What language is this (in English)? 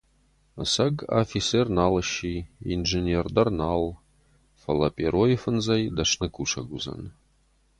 Ossetic